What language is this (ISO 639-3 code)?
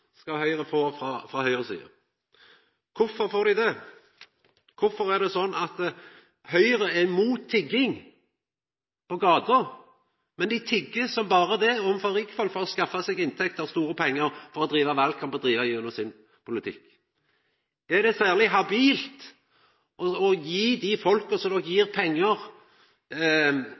nno